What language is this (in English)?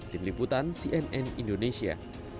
Indonesian